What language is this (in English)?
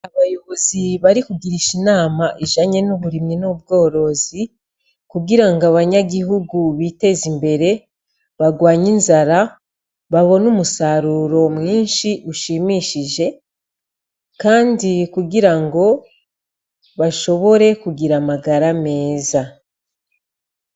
Rundi